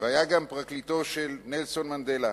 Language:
Hebrew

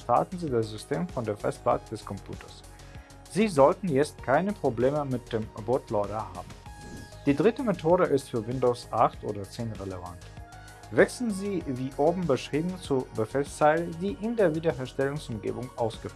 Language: German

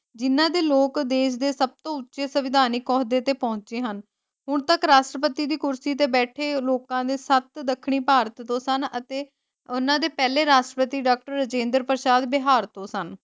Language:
Punjabi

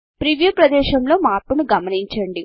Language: Telugu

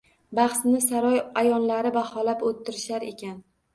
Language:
Uzbek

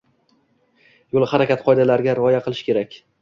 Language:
Uzbek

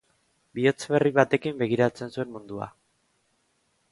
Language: Basque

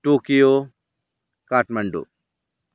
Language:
Nepali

